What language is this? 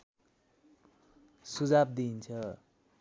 Nepali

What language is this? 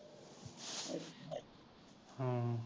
Punjabi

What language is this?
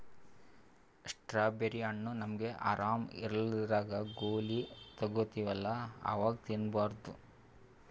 Kannada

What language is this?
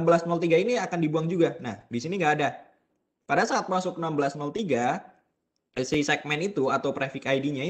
Indonesian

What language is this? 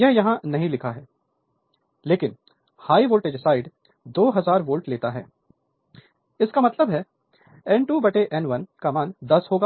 Hindi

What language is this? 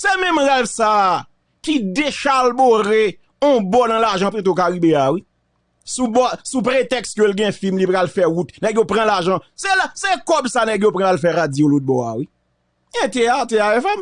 French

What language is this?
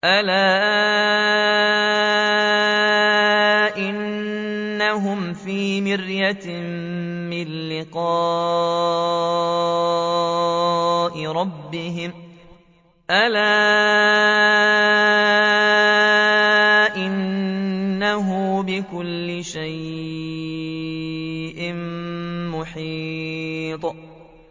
Arabic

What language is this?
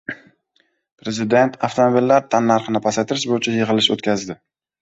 Uzbek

